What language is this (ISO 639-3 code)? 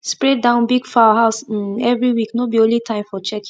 pcm